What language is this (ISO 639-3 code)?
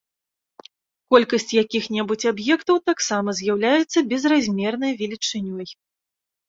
bel